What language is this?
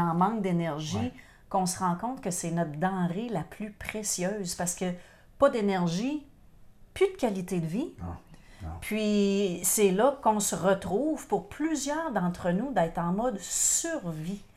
French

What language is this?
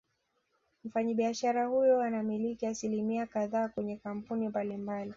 Swahili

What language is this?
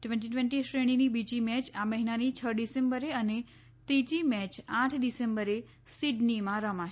Gujarati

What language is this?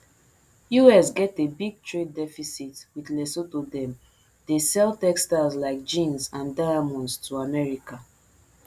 Nigerian Pidgin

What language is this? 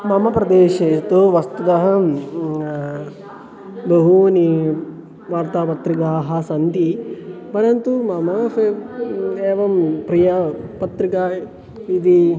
Sanskrit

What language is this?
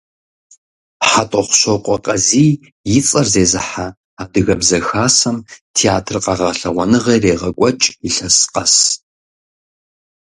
Kabardian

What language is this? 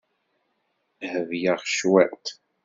Kabyle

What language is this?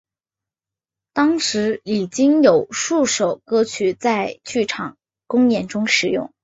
Chinese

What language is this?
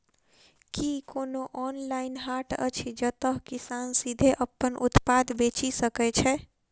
Maithili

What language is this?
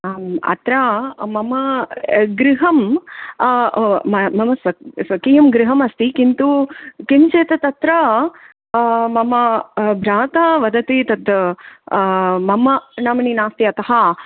Sanskrit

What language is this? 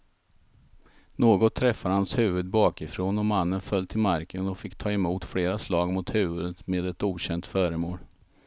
Swedish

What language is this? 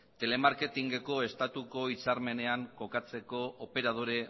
Basque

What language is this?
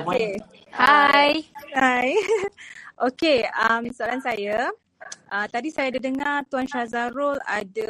Malay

